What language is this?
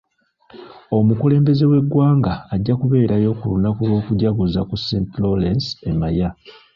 Ganda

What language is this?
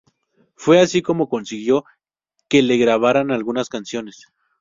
Spanish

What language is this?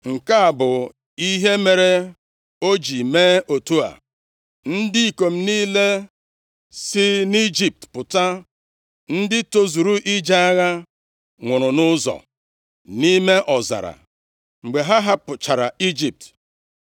Igbo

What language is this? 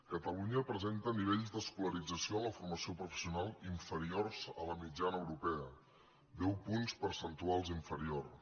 Catalan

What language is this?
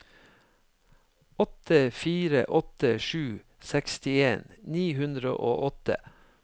Norwegian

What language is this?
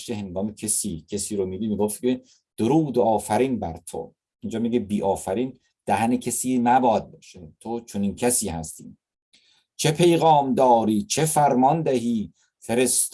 Persian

